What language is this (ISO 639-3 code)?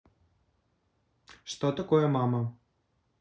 rus